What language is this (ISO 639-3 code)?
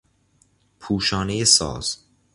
fas